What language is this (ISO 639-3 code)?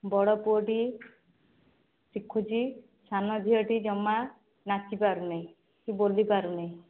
ori